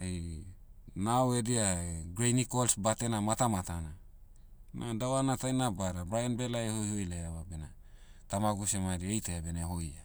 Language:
Motu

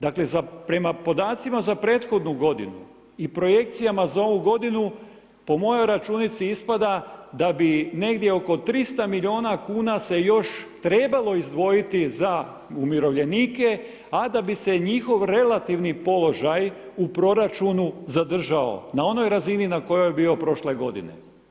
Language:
Croatian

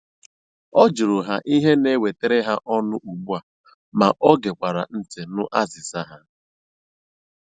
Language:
Igbo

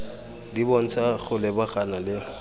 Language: Tswana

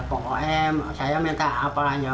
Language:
Indonesian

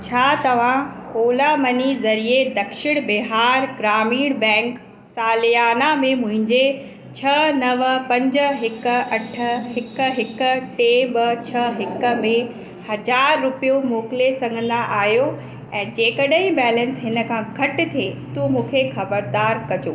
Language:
Sindhi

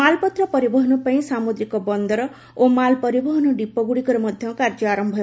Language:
Odia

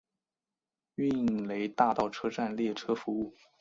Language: Chinese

